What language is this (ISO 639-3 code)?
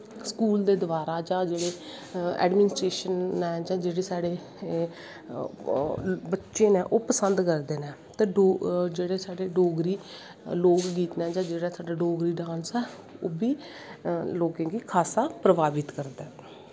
doi